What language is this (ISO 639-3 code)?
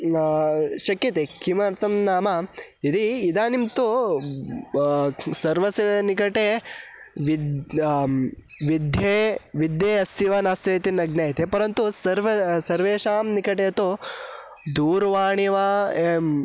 san